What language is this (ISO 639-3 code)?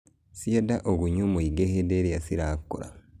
kik